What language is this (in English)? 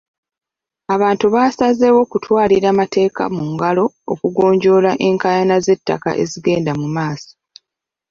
Ganda